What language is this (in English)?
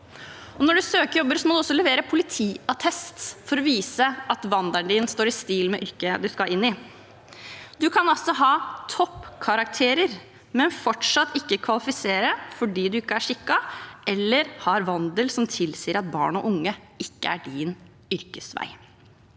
Norwegian